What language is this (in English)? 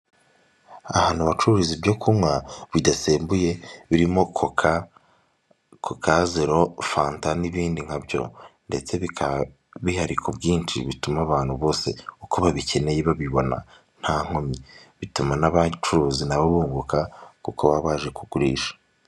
Kinyarwanda